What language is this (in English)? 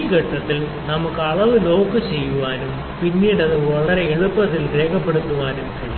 Malayalam